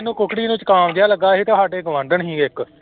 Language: Punjabi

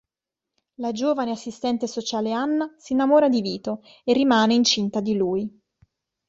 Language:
Italian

